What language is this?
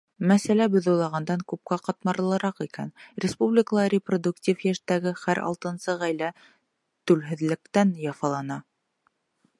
Bashkir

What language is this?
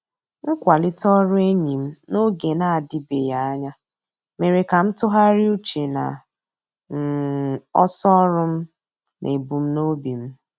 Igbo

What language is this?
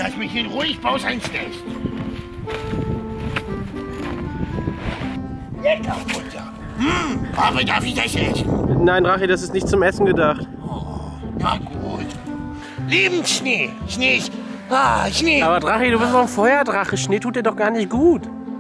German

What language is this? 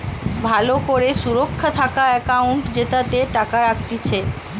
Bangla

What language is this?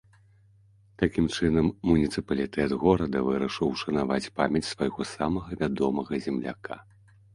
Belarusian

